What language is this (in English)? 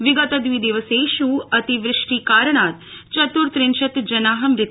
Sanskrit